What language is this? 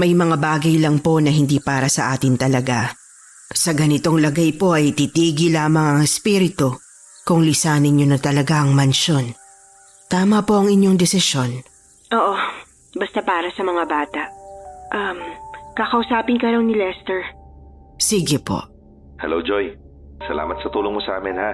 Filipino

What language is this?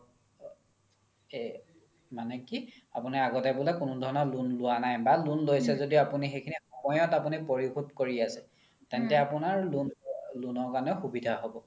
Assamese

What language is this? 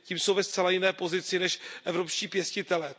Czech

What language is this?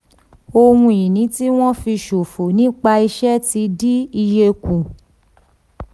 Yoruba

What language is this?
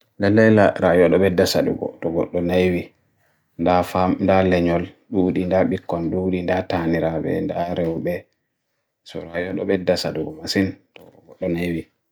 Bagirmi Fulfulde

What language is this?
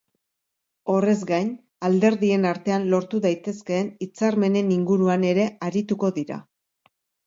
Basque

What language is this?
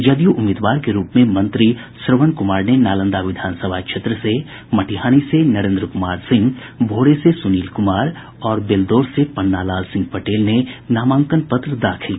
Hindi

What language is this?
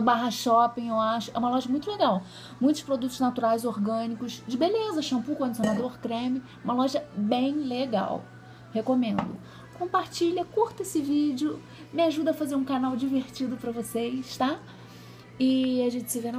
Portuguese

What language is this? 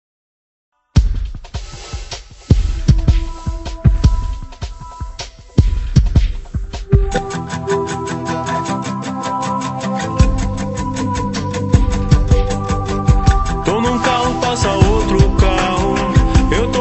Romanian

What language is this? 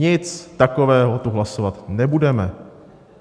Czech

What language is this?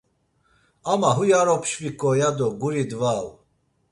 Laz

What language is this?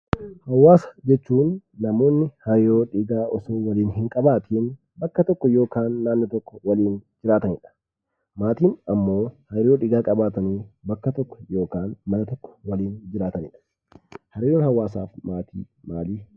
Oromo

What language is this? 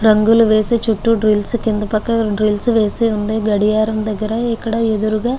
Telugu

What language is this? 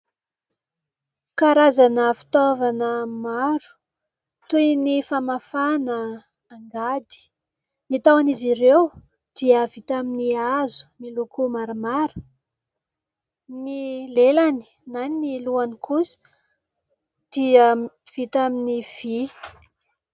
Malagasy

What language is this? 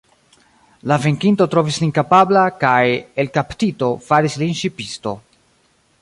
Esperanto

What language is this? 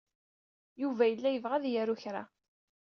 Kabyle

